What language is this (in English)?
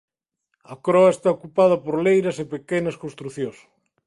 Galician